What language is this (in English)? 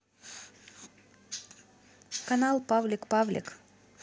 Russian